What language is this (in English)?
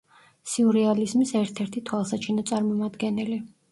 Georgian